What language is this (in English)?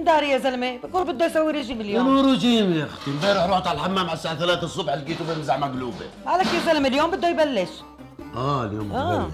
Arabic